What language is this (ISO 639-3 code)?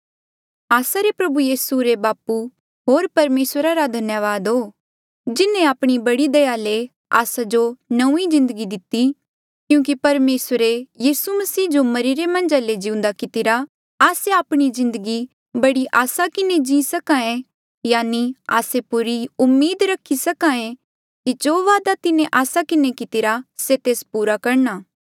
mjl